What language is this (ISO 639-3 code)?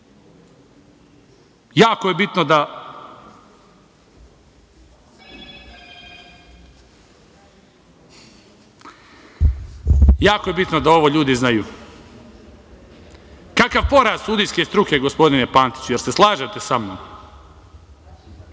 srp